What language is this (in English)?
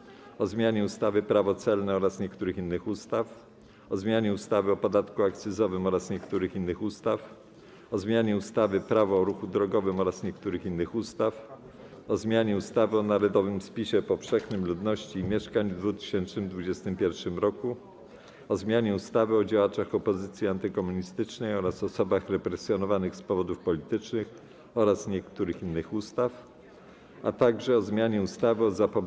Polish